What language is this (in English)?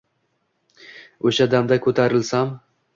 Uzbek